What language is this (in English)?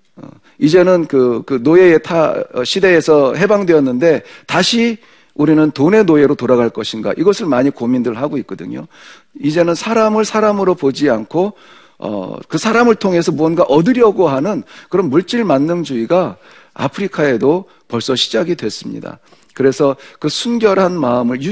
Korean